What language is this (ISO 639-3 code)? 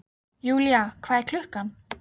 isl